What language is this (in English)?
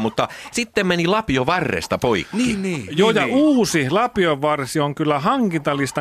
Finnish